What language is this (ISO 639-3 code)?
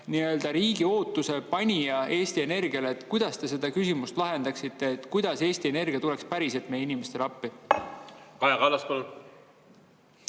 est